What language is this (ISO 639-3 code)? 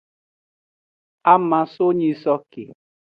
ajg